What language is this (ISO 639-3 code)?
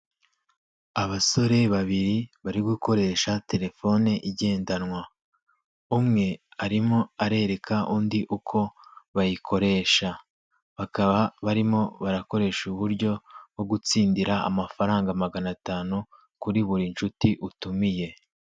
kin